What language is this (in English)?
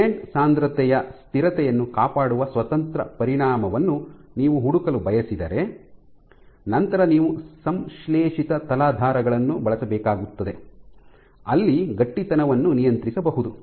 Kannada